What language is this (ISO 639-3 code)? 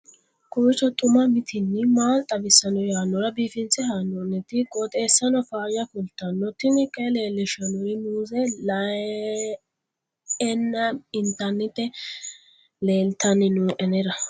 sid